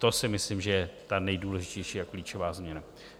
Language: Czech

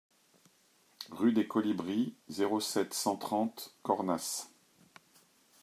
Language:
French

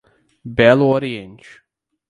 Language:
Portuguese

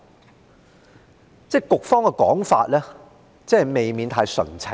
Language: Cantonese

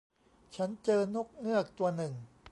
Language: Thai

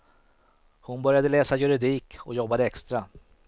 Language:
Swedish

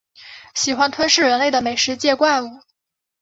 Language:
Chinese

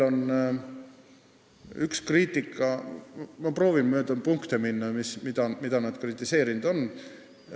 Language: Estonian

